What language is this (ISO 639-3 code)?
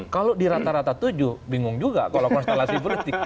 ind